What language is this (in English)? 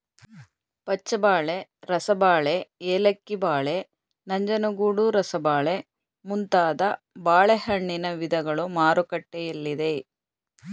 Kannada